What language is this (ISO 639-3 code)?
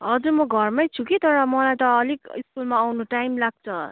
nep